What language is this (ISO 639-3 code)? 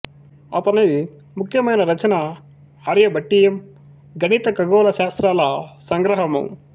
tel